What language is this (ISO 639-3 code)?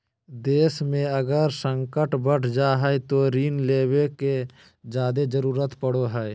mag